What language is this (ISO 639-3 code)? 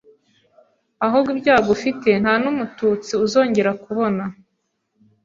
kin